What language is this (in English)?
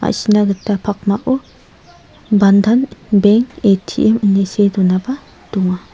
Garo